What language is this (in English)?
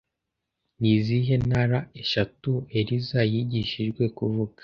Kinyarwanda